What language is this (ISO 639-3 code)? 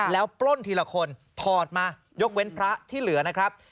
tha